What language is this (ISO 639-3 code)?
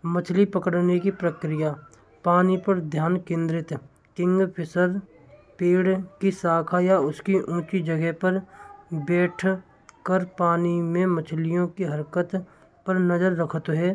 bra